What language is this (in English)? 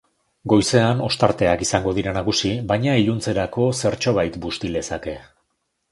Basque